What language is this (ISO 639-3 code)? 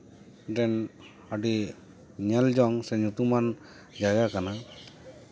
sat